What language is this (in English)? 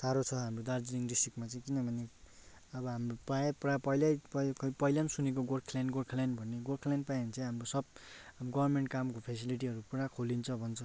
Nepali